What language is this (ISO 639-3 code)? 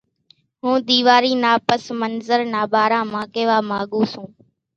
gjk